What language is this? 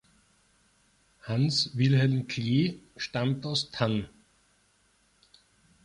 German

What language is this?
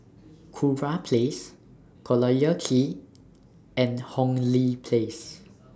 English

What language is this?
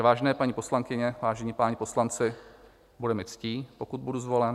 Czech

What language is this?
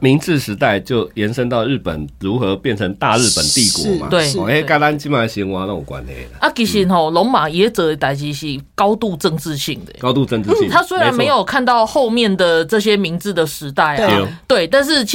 Chinese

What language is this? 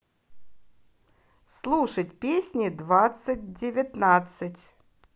Russian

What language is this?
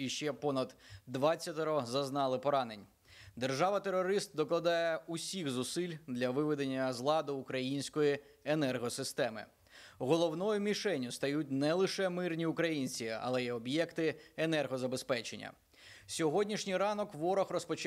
Ukrainian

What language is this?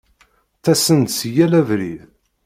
Kabyle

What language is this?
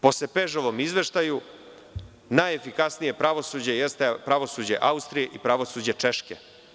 Serbian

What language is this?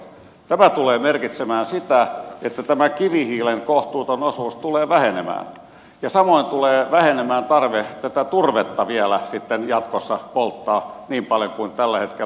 Finnish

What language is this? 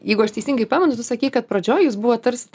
Lithuanian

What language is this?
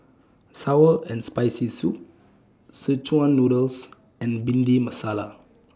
English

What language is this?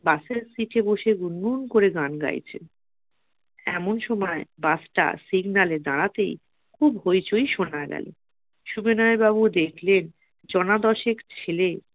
Bangla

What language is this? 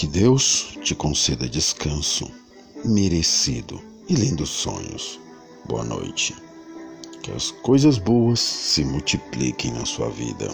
Portuguese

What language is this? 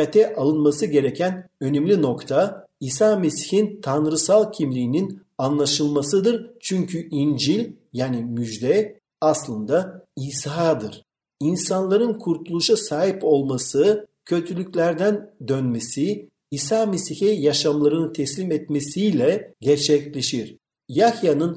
Turkish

